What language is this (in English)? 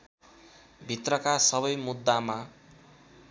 Nepali